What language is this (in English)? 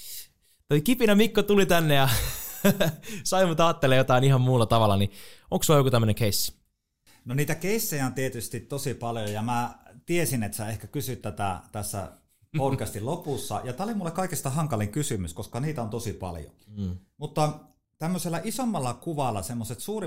Finnish